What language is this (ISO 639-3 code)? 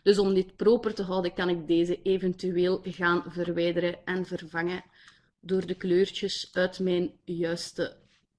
nld